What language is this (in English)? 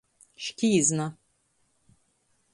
Latgalian